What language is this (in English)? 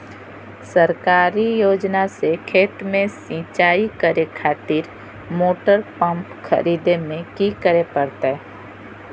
Magahi